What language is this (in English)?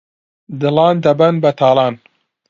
Central Kurdish